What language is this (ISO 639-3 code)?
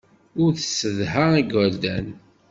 kab